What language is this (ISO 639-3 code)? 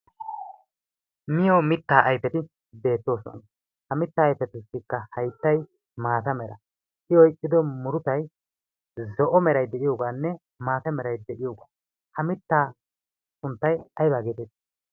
wal